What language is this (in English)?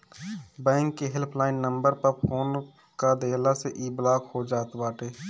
Bhojpuri